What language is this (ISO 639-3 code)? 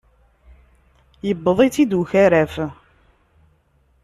kab